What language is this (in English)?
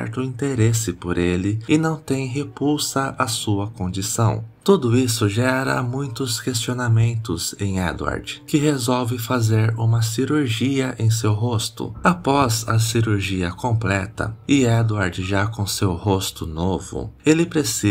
Portuguese